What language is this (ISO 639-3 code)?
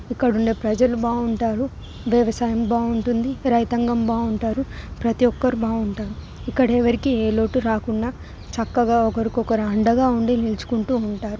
tel